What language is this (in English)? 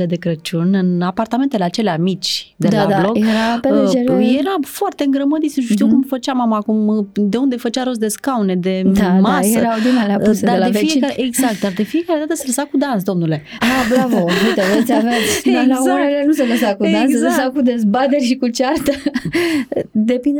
Romanian